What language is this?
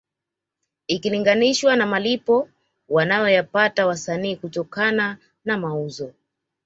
Swahili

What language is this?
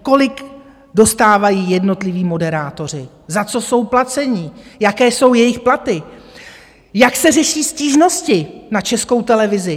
Czech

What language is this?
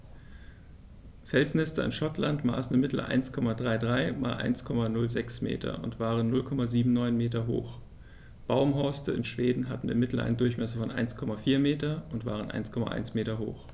German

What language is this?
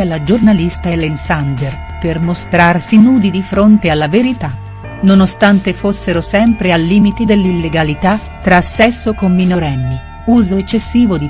Italian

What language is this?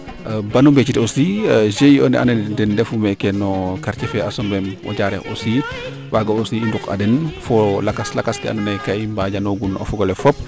Serer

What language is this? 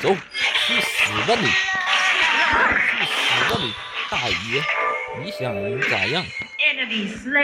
Chinese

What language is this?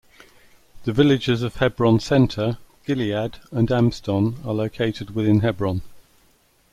English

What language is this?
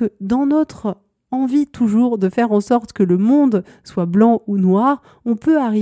French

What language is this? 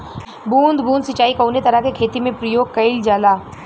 Bhojpuri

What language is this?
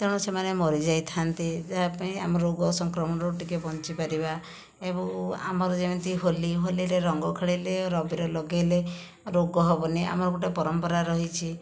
Odia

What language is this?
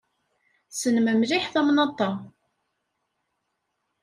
Kabyle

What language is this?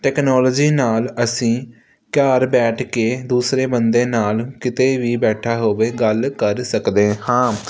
Punjabi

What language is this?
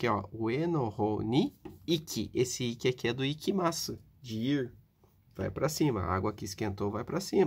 Portuguese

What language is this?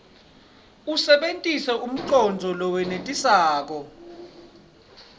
Swati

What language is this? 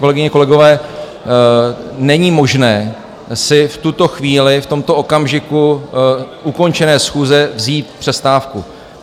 Czech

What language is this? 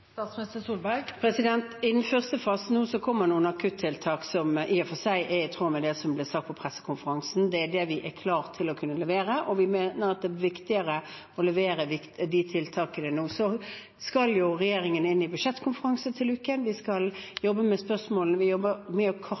Norwegian Bokmål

